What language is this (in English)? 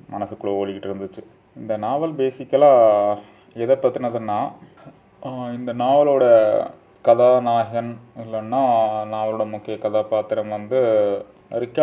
Tamil